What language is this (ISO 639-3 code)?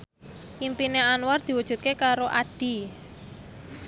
jav